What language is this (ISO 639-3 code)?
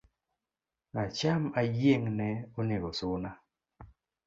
luo